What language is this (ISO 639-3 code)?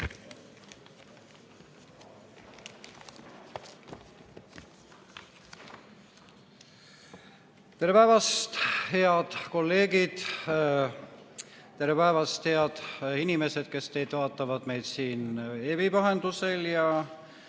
est